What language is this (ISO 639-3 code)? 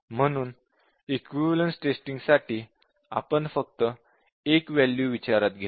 mar